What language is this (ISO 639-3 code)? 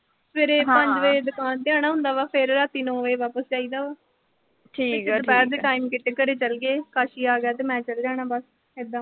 pan